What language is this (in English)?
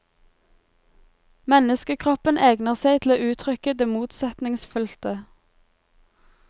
Norwegian